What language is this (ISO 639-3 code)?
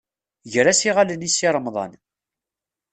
kab